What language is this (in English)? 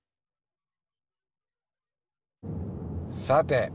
Japanese